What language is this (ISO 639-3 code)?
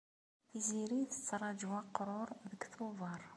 kab